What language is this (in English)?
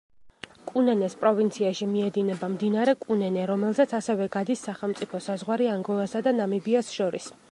Georgian